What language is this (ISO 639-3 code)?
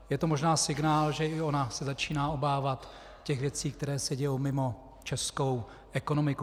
ces